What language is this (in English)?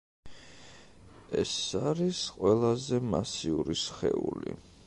Georgian